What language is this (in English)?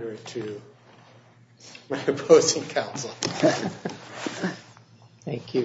English